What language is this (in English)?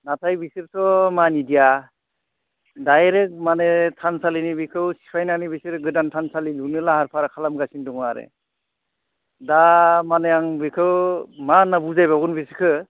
Bodo